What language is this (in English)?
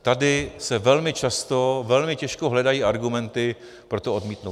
Czech